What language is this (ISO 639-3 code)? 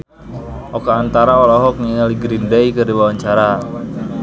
sun